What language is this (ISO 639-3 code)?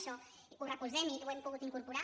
cat